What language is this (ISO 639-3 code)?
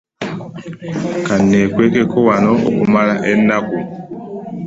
lug